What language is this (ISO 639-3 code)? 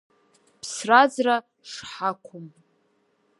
abk